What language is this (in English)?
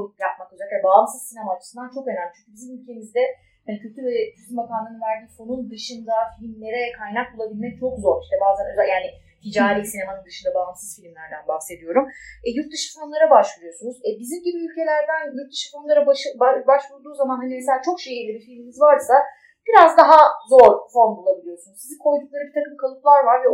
Turkish